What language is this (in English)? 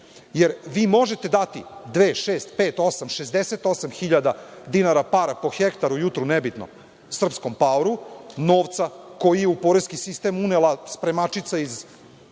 Serbian